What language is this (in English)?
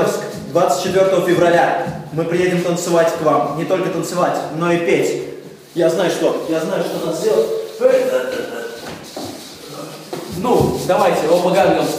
Russian